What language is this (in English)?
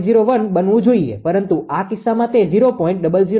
Gujarati